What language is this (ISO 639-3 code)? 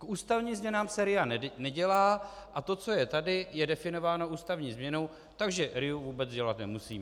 ces